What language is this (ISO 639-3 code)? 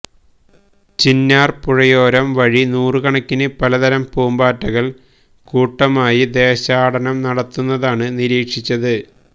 mal